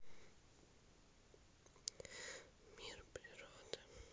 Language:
Russian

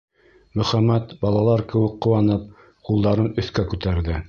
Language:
Bashkir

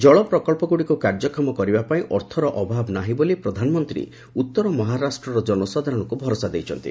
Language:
Odia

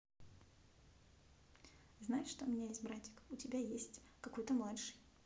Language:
Russian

